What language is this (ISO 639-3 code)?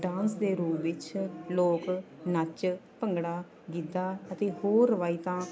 pan